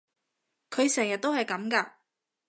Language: Cantonese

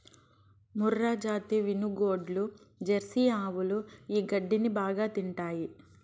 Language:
Telugu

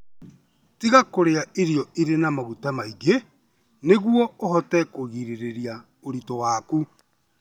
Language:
Kikuyu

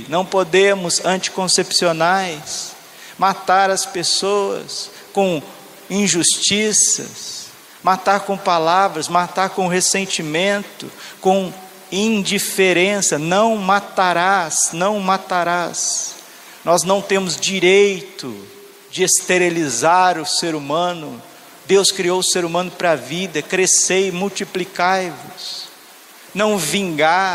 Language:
Portuguese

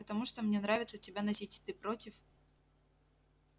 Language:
Russian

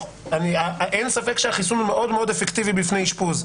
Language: Hebrew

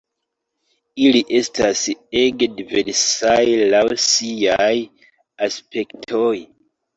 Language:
Esperanto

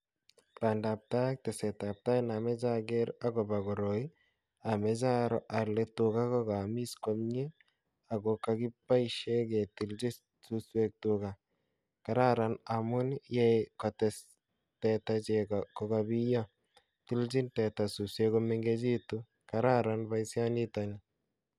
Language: Kalenjin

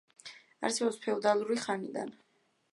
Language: Georgian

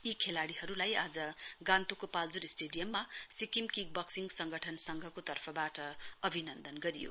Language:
Nepali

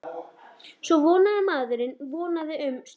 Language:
Icelandic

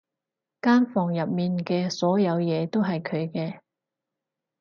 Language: Cantonese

